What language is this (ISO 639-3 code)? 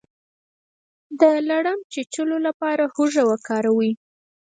pus